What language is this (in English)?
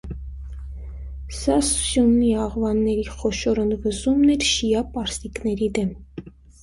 Armenian